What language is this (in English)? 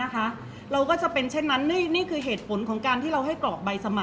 Thai